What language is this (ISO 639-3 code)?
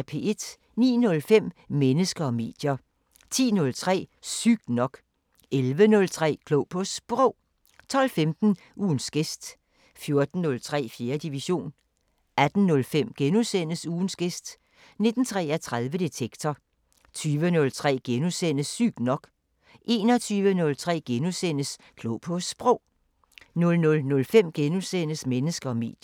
dan